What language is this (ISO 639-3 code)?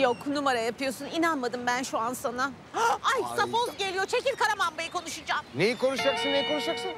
tur